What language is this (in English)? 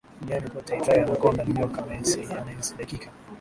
Swahili